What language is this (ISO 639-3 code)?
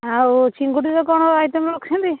ori